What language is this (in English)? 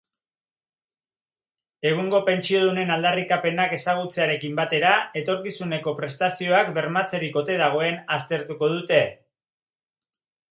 Basque